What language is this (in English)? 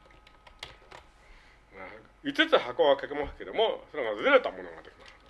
Japanese